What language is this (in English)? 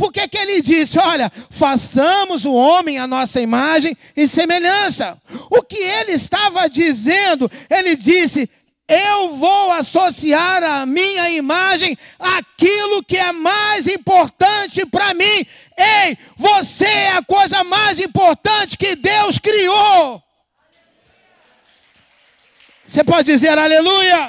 Portuguese